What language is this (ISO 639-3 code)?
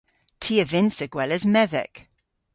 cor